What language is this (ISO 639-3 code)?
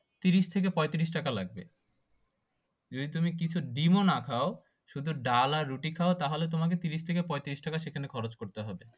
ben